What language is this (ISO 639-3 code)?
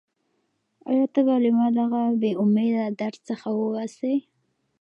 pus